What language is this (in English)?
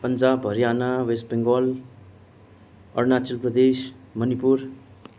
Nepali